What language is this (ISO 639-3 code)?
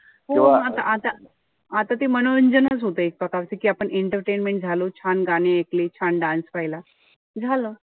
mar